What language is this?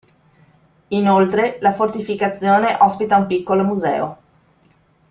Italian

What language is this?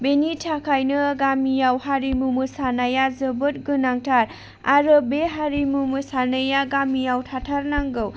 Bodo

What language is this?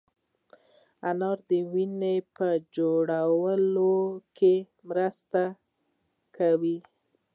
Pashto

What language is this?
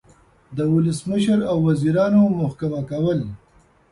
Pashto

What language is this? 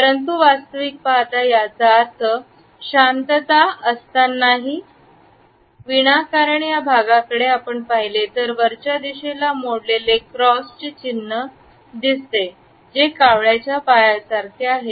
Marathi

